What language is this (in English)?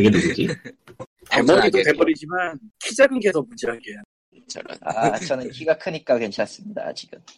Korean